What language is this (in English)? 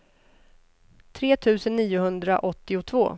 Swedish